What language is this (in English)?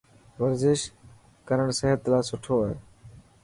Dhatki